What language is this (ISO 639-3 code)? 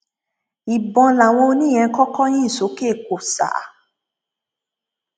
yor